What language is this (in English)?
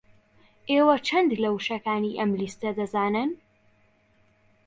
Central Kurdish